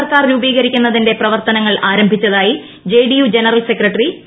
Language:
Malayalam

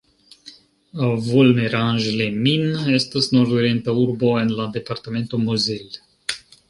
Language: Esperanto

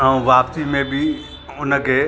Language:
Sindhi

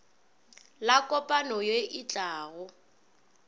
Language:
Northern Sotho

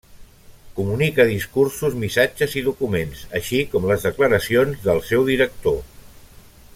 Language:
Catalan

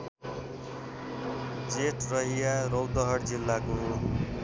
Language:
Nepali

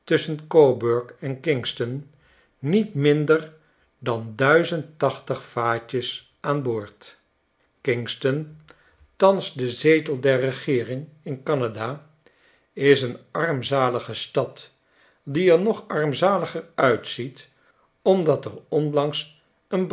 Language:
Dutch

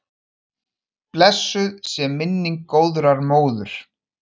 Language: Icelandic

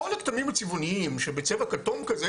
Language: Hebrew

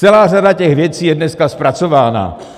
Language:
Czech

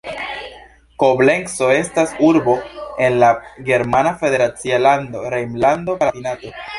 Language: Esperanto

